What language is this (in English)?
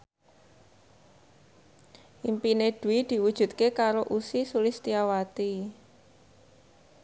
Javanese